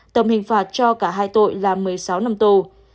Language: Vietnamese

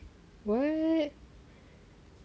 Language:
English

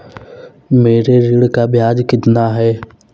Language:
Hindi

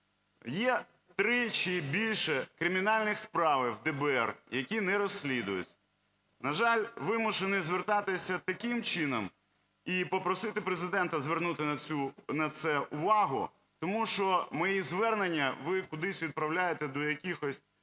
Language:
Ukrainian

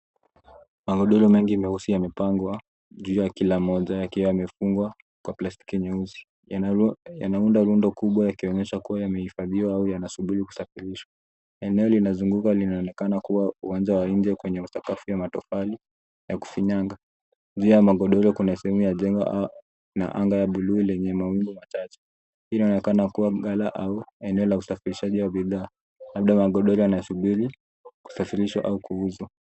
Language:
Swahili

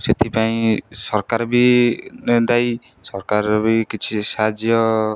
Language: Odia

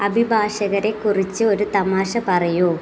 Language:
Malayalam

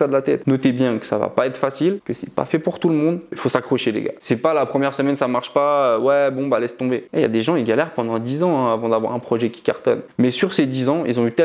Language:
French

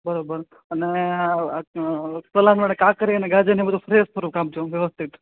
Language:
Gujarati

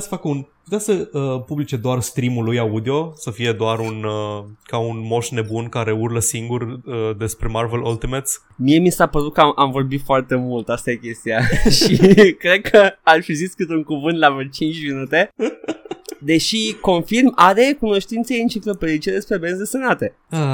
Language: Romanian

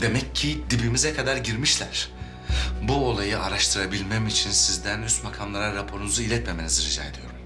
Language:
Turkish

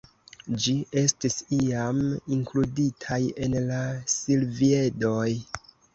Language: Esperanto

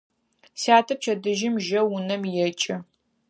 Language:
Adyghe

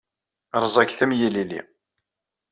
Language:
Kabyle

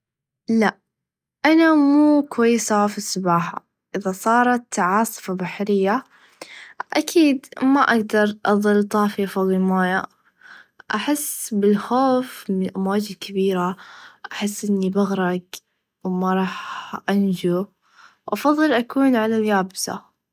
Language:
Najdi Arabic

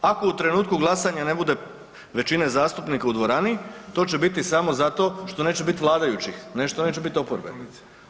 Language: Croatian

